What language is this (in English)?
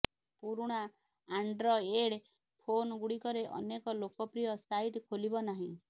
Odia